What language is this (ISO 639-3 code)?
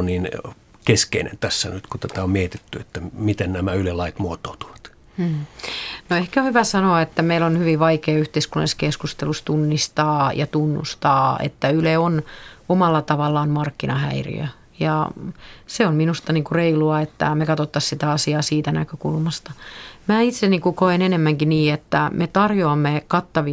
fin